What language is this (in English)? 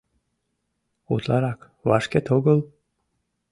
Mari